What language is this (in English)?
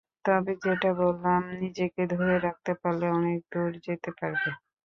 Bangla